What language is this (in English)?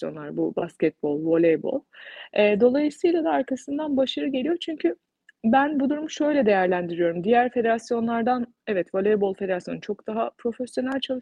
Turkish